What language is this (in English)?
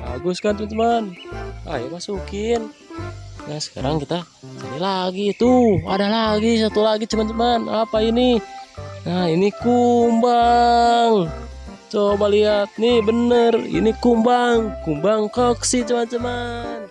Indonesian